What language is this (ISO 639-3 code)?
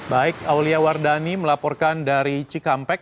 ind